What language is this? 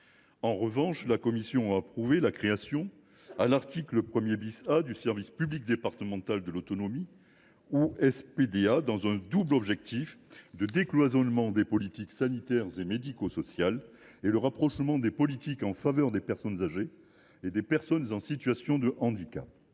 French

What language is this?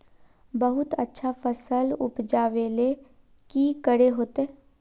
Magahi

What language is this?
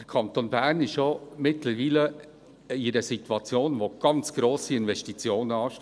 Swiss German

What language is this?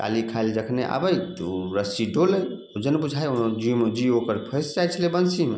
Maithili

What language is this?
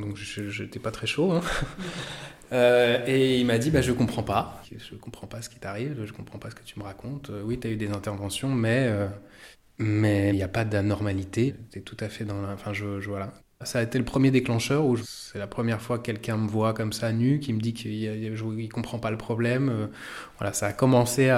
French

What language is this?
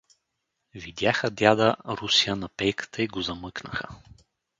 Bulgarian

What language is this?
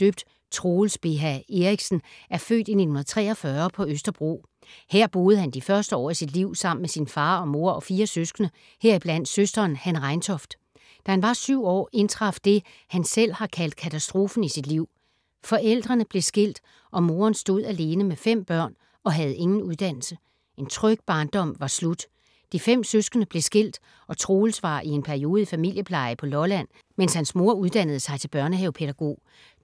Danish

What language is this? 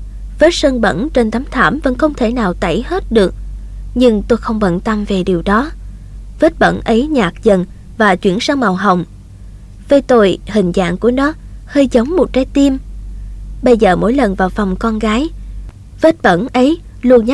Vietnamese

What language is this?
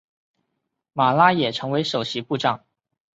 Chinese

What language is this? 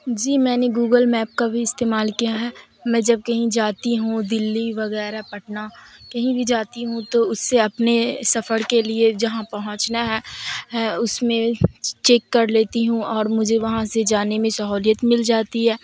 Urdu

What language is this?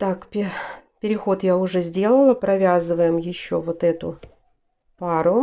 Russian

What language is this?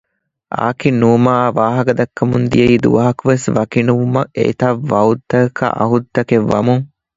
Divehi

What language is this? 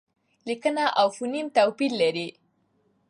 Pashto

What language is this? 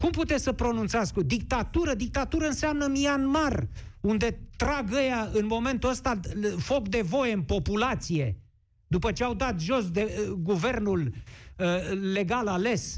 Romanian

